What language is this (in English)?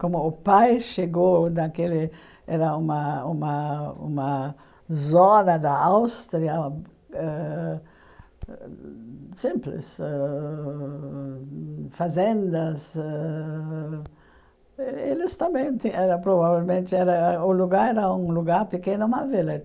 Portuguese